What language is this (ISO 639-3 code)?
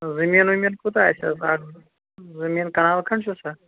kas